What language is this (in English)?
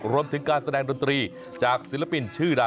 Thai